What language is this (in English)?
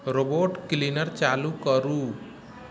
Maithili